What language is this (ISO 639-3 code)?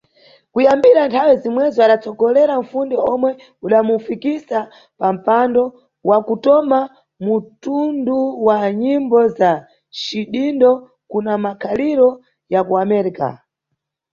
nyu